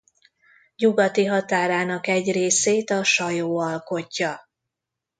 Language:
Hungarian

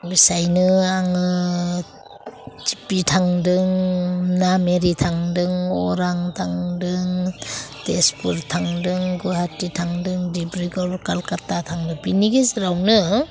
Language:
Bodo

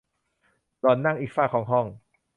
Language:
Thai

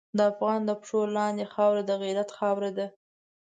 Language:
Pashto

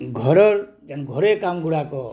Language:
Odia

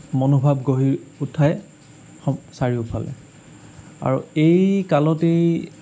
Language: Assamese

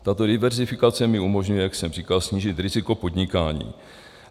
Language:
Czech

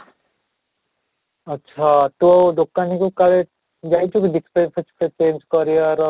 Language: Odia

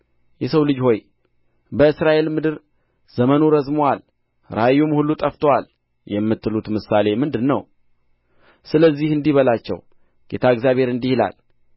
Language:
Amharic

